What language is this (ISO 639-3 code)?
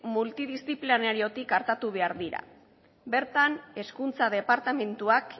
eus